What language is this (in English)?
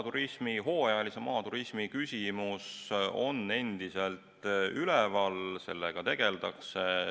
Estonian